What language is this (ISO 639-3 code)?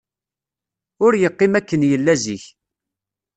kab